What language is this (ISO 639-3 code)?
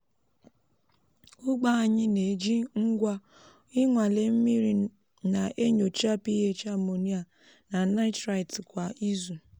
ibo